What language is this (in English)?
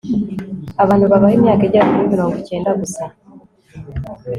Kinyarwanda